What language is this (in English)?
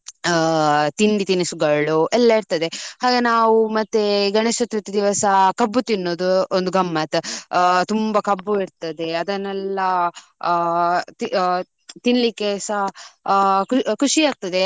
Kannada